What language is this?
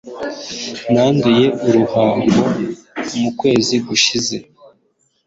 Kinyarwanda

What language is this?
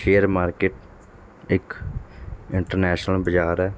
Punjabi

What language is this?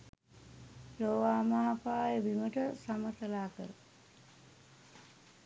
Sinhala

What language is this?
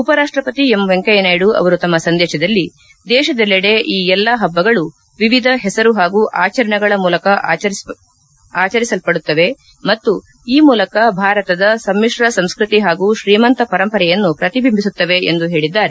Kannada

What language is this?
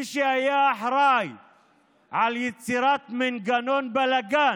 Hebrew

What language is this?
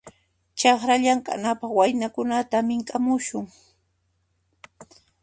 Puno Quechua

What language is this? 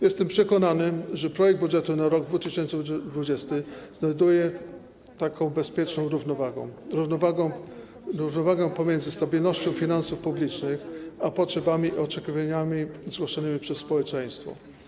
Polish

